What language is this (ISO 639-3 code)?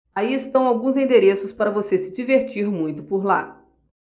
por